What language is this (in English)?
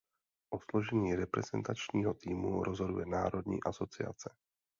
Czech